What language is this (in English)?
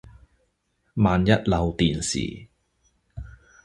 Chinese